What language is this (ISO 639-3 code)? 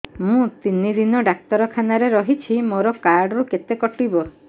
ori